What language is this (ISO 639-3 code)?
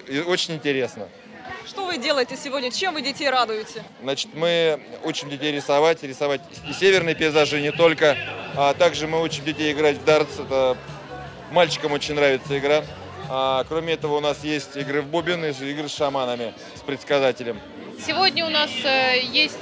rus